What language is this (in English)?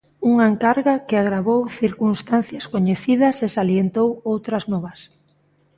Galician